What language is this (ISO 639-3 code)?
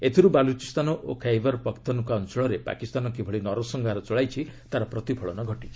ori